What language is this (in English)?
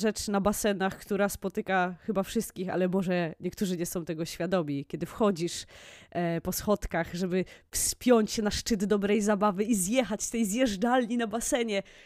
Polish